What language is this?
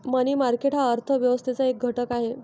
Marathi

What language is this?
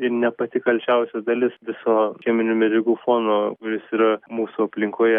Lithuanian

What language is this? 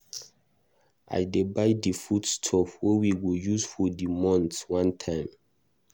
Nigerian Pidgin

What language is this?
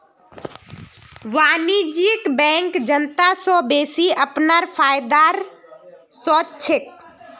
Magahi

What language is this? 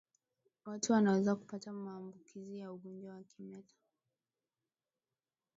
Swahili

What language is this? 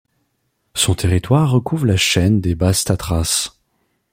French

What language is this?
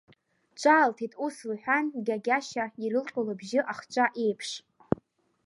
Abkhazian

